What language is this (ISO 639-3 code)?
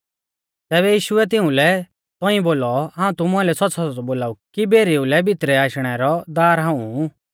bfz